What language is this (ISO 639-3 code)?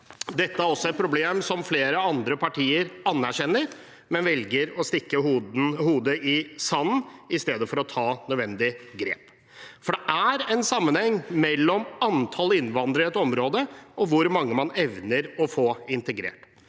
nor